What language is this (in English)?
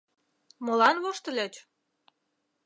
Mari